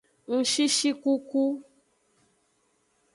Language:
Aja (Benin)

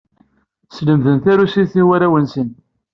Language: Kabyle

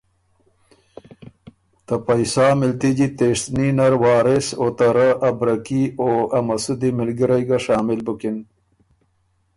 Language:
Ormuri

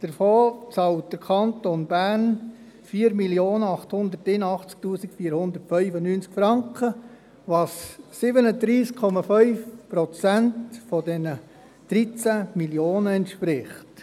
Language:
Swiss German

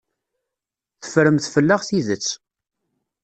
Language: Kabyle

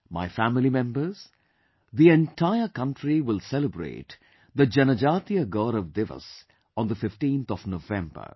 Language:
English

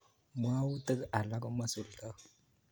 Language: Kalenjin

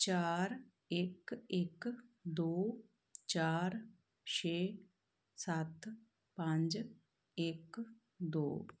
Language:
Punjabi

